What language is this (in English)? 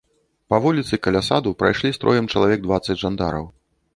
Belarusian